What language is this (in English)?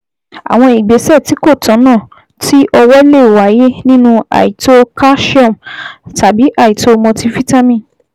Yoruba